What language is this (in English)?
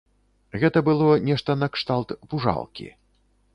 Belarusian